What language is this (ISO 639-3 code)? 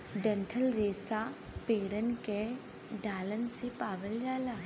bho